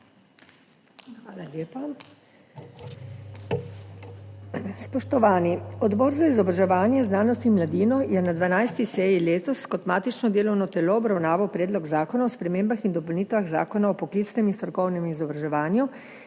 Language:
Slovenian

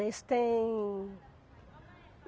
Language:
Portuguese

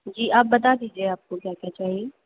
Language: Urdu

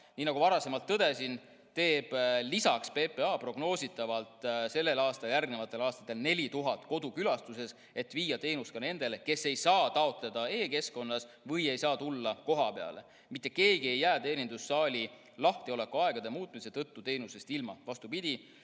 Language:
Estonian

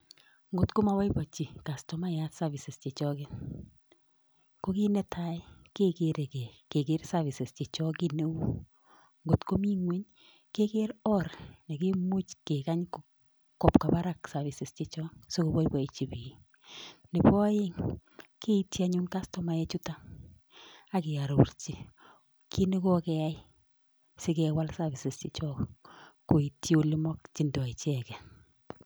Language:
Kalenjin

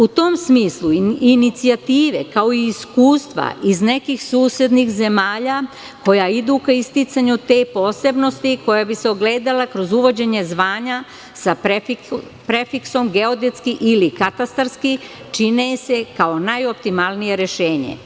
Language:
Serbian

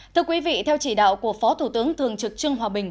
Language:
Vietnamese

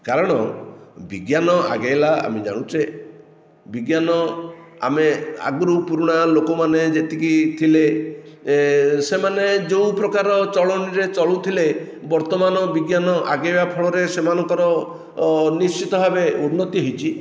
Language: Odia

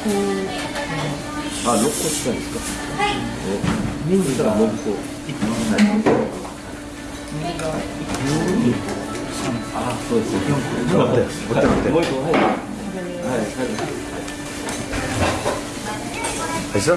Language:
Korean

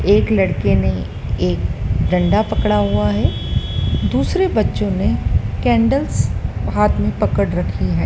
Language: Hindi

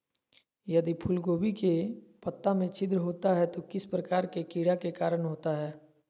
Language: Magahi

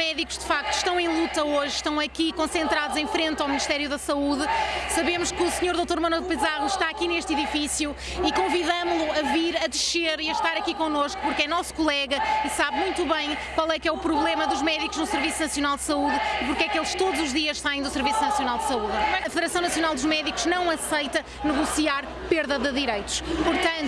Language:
Portuguese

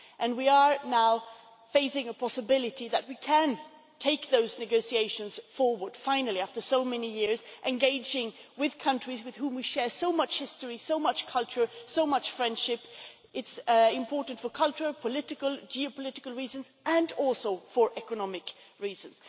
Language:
English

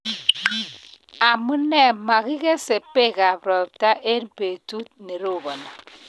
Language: Kalenjin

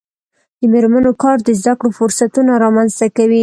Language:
Pashto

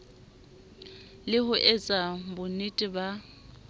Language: Southern Sotho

